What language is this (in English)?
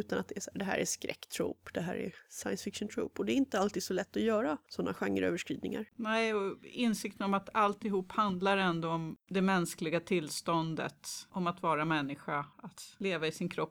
Swedish